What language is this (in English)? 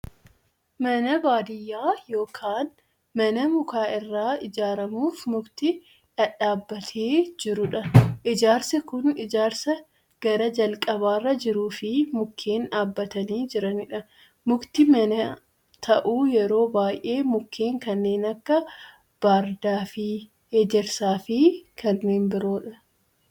Oromo